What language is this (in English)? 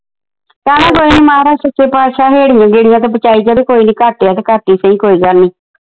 Punjabi